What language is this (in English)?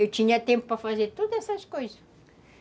Portuguese